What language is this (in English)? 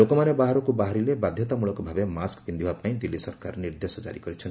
Odia